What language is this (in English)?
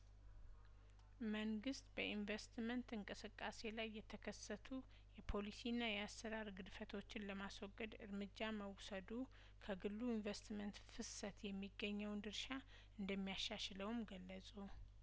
Amharic